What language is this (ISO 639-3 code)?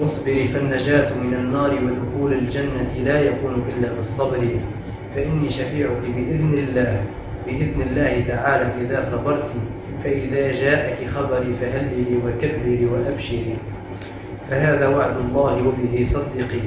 ara